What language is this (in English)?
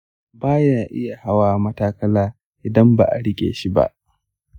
Hausa